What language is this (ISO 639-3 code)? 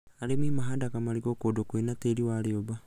kik